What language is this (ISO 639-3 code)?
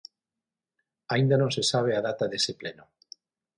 glg